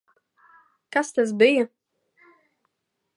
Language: Latvian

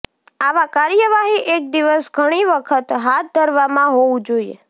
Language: Gujarati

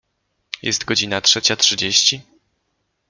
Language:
Polish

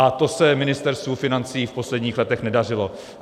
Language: Czech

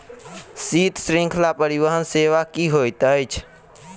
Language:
Maithili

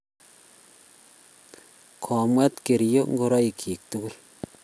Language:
Kalenjin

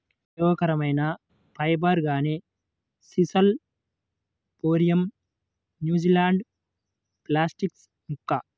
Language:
Telugu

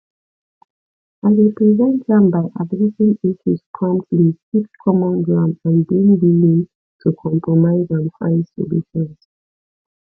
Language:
Nigerian Pidgin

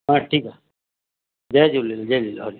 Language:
Sindhi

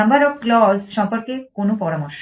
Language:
Bangla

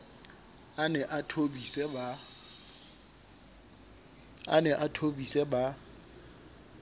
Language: Southern Sotho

